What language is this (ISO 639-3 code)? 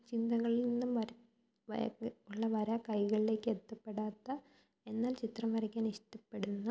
mal